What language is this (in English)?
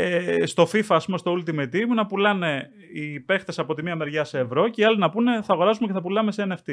Greek